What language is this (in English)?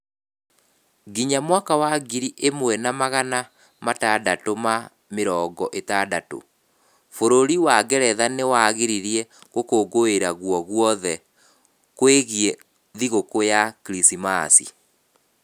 Kikuyu